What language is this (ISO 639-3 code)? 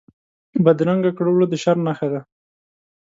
pus